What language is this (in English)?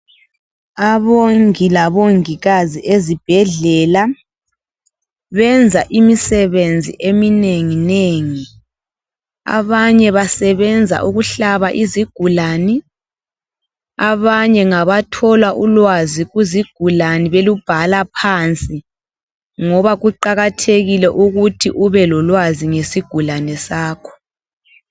North Ndebele